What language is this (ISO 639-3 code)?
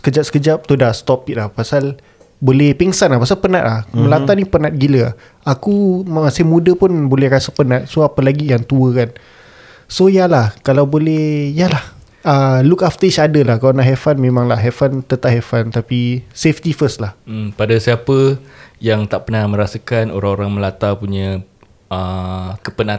msa